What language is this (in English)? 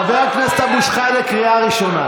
Hebrew